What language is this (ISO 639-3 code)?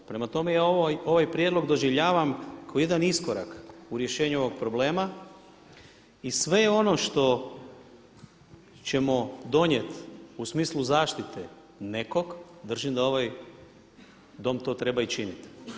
hrv